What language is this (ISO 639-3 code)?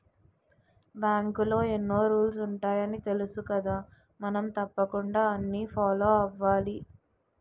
tel